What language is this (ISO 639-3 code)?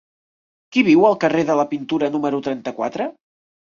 cat